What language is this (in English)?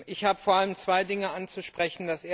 German